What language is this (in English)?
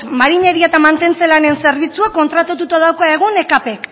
Basque